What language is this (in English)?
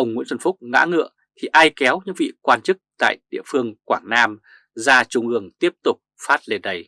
Vietnamese